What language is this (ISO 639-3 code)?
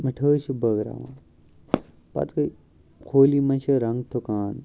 kas